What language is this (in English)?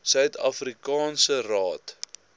Afrikaans